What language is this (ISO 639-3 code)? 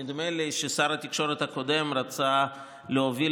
heb